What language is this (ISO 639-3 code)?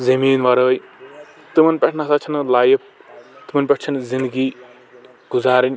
kas